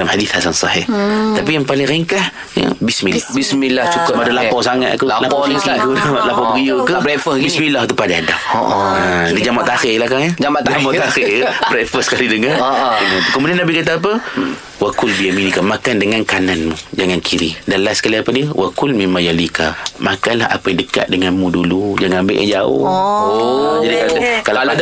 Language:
Malay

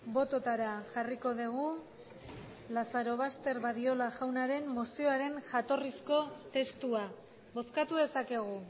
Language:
Basque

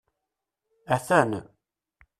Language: Kabyle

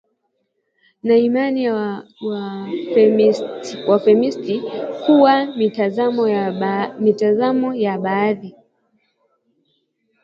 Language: Swahili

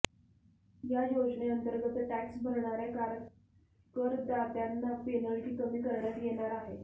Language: Marathi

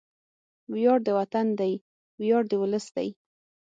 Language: Pashto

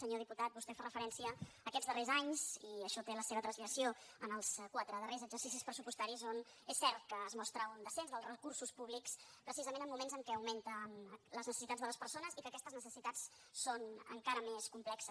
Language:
Catalan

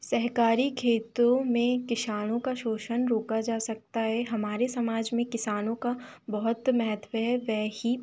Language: Hindi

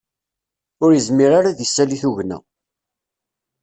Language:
Kabyle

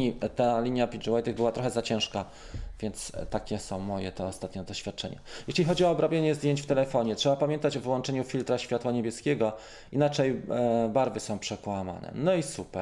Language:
Polish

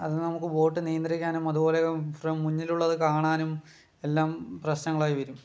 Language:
Malayalam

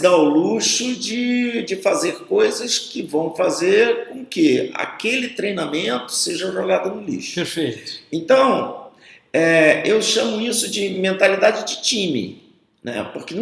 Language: Portuguese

